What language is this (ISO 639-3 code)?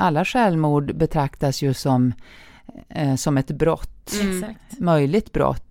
swe